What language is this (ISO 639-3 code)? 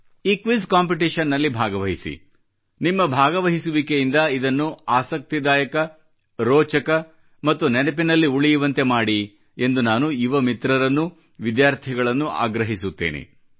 kan